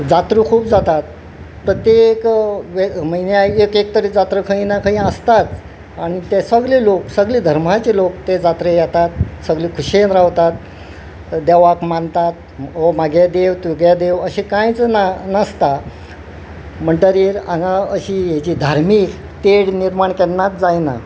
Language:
Konkani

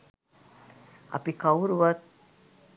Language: Sinhala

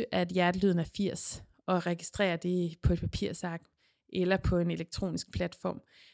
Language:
Danish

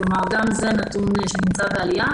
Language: Hebrew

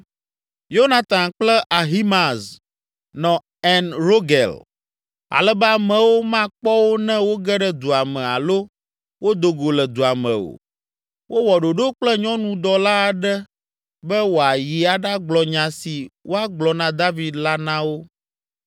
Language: Ewe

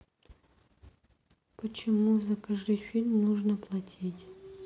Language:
Russian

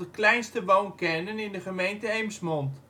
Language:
Dutch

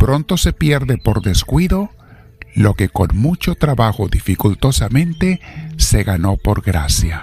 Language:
Spanish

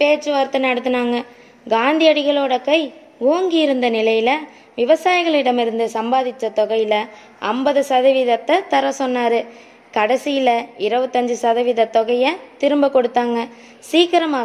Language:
Tamil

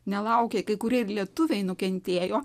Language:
Lithuanian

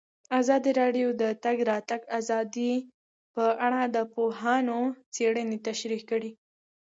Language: Pashto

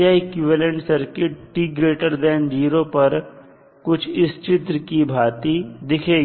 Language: Hindi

